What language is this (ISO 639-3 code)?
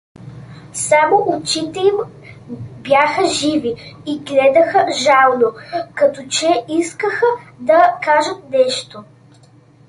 bul